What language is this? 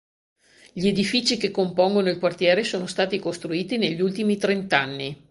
Italian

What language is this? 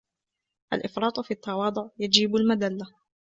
Arabic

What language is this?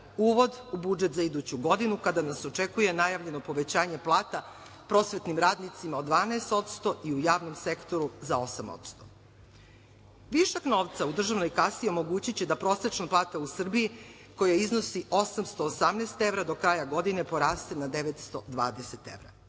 Serbian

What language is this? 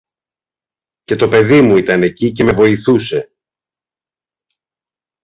Greek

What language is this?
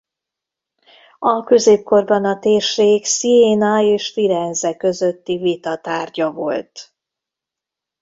Hungarian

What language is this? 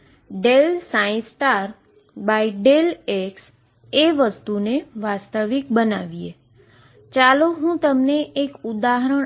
Gujarati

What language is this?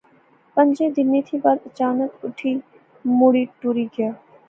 Pahari-Potwari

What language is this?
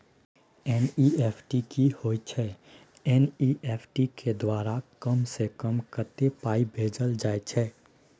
Maithili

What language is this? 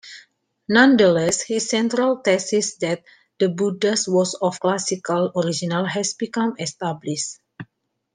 English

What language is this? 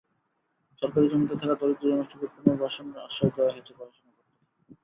Bangla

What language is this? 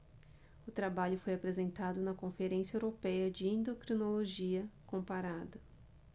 Portuguese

